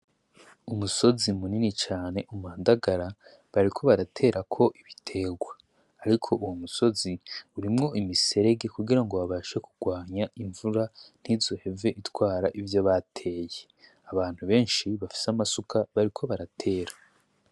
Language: Rundi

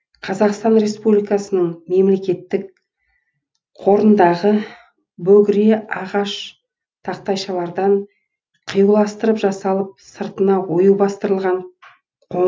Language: Kazakh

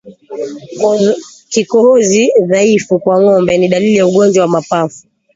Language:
Swahili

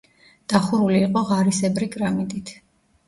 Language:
Georgian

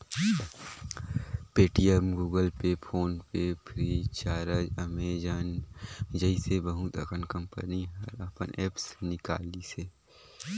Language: Chhattisgarhi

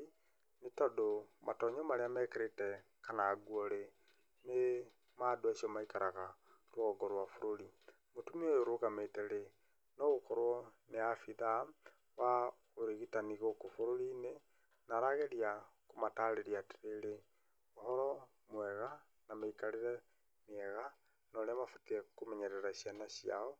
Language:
Kikuyu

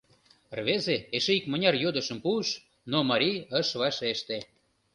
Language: Mari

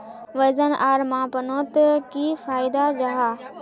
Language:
Magahi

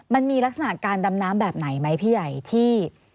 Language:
Thai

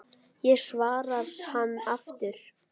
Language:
Icelandic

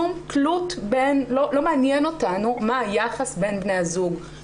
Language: Hebrew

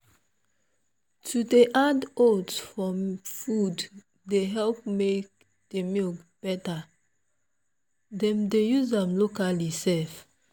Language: Nigerian Pidgin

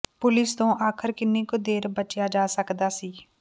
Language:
Punjabi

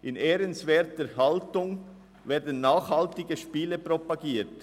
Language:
Swiss German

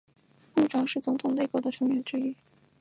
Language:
Chinese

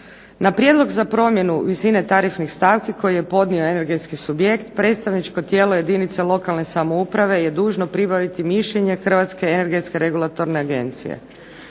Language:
Croatian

